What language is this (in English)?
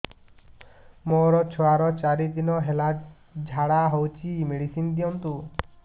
Odia